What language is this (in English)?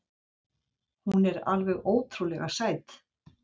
Icelandic